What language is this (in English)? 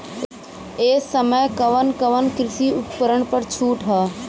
Bhojpuri